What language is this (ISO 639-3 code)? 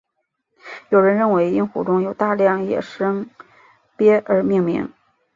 zho